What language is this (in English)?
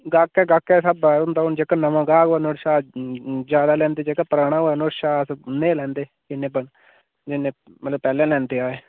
Dogri